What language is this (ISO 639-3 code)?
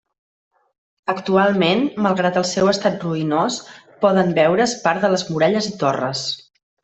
cat